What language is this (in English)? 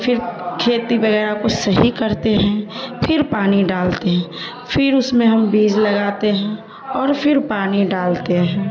Urdu